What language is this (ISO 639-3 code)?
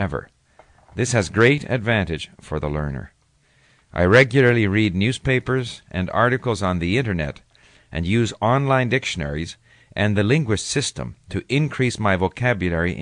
eng